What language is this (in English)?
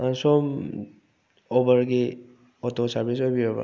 Manipuri